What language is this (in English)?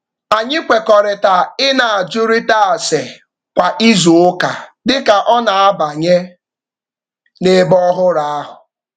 Igbo